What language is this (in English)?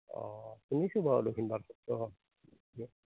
Assamese